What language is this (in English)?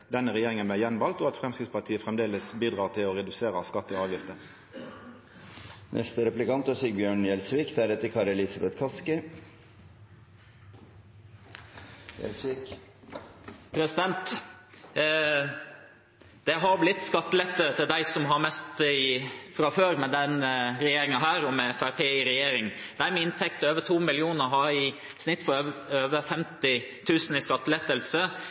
Norwegian